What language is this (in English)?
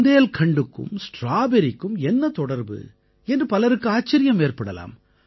Tamil